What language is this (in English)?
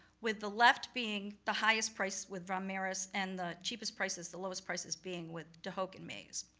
English